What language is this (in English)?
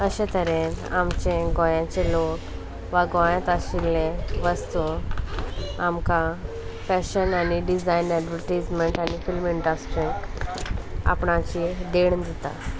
Konkani